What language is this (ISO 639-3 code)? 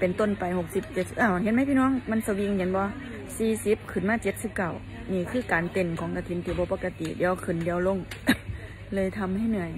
tha